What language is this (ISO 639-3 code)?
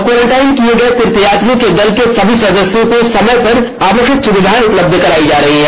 hin